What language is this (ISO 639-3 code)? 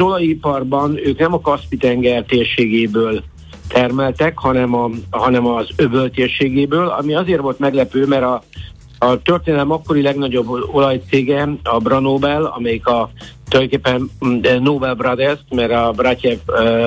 hun